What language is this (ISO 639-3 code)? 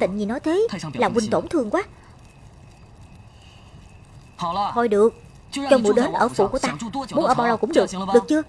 vie